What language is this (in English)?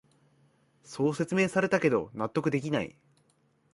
Japanese